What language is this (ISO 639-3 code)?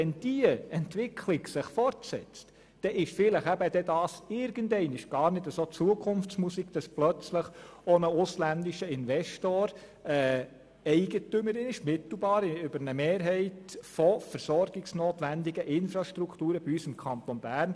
gsw